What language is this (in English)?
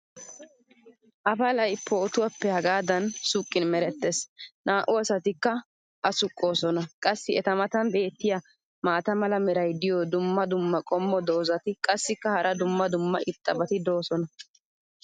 Wolaytta